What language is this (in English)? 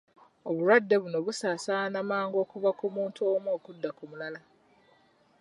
Ganda